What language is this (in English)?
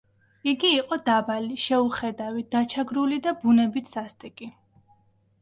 Georgian